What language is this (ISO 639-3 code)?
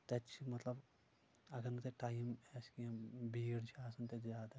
kas